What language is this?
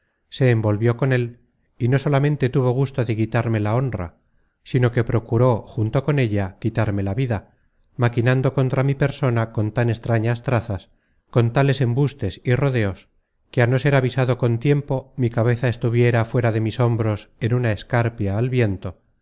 Spanish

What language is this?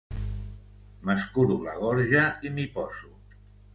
Catalan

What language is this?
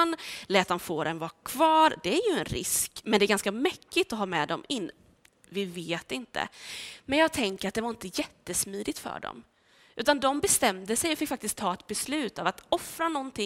Swedish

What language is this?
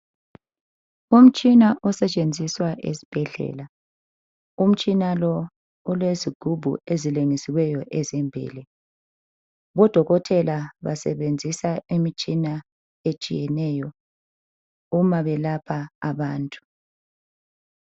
North Ndebele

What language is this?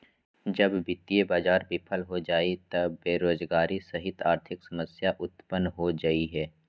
Magahi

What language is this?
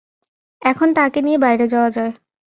Bangla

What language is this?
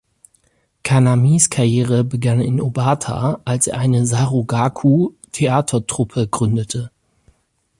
German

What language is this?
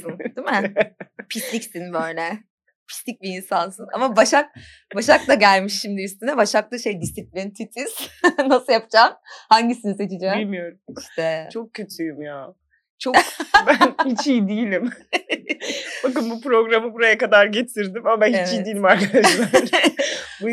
Turkish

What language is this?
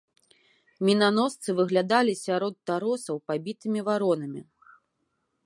Belarusian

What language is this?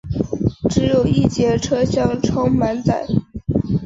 Chinese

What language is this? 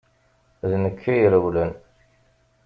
Kabyle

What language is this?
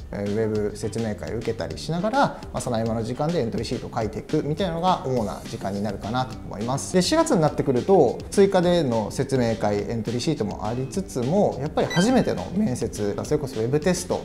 Japanese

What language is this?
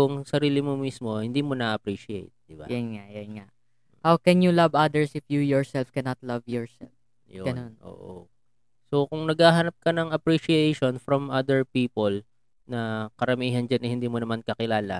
Filipino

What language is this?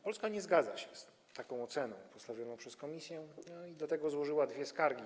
Polish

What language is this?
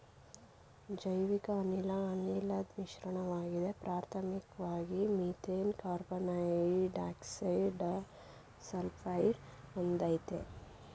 Kannada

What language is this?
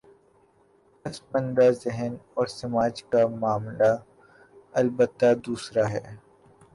Urdu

